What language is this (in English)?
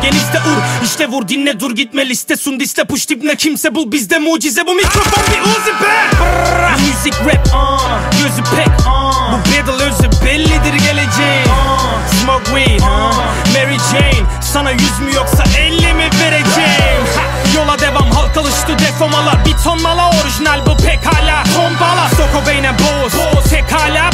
Turkish